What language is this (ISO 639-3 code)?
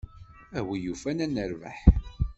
kab